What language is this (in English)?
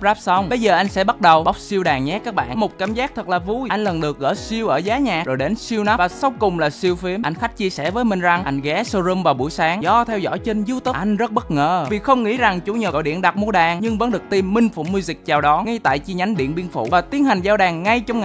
Vietnamese